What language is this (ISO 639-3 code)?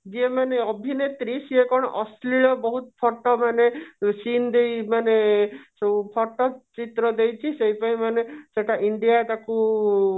ori